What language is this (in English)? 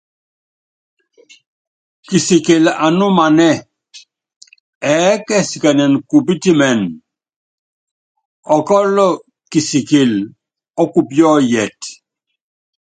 Yangben